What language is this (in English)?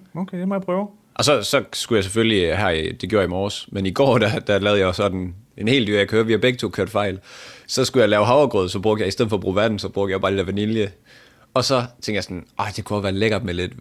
Danish